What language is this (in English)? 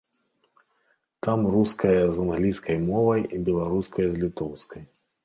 Belarusian